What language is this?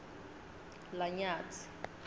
Swati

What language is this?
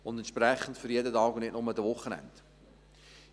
Swiss German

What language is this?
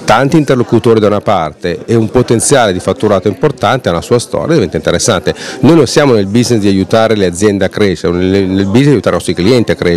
Italian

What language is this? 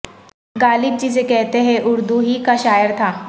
Urdu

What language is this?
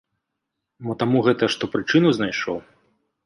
Belarusian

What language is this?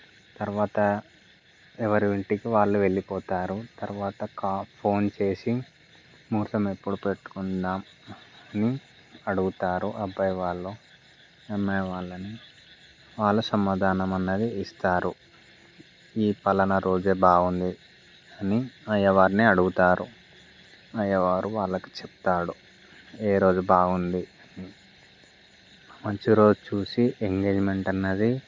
Telugu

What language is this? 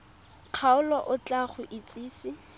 Tswana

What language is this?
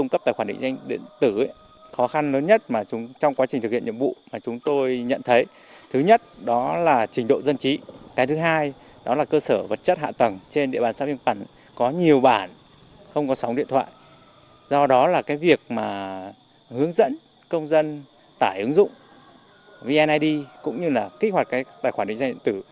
Vietnamese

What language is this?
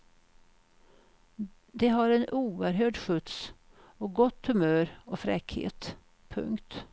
Swedish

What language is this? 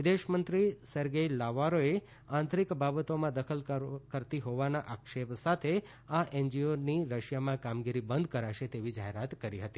Gujarati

